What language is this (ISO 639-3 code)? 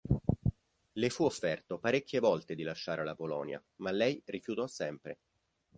ita